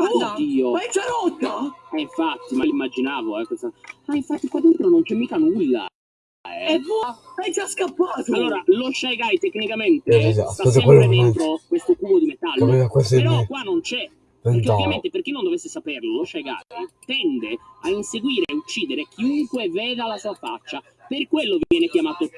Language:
Italian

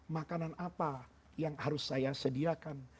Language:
Indonesian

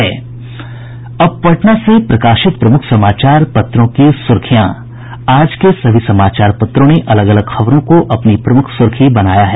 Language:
Hindi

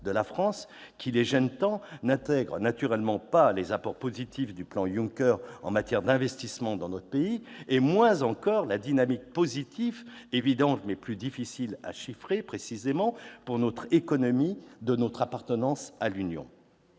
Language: French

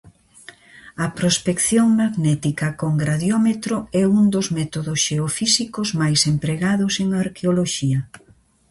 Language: Galician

